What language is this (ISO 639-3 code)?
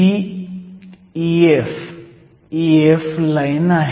mar